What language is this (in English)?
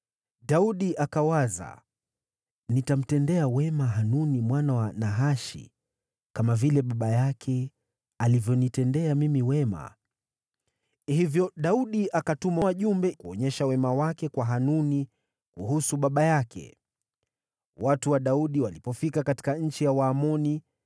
Swahili